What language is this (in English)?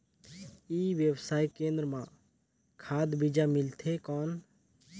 Chhattisgarhi